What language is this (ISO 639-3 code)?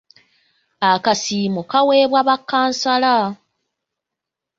lug